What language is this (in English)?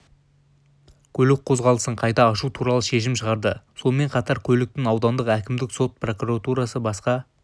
Kazakh